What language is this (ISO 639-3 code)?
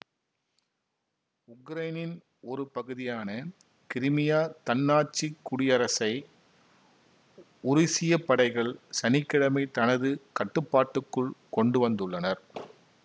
tam